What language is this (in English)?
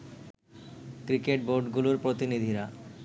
Bangla